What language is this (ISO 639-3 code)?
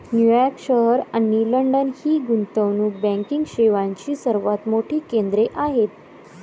mar